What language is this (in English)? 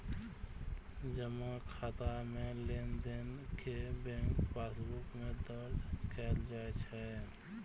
Maithili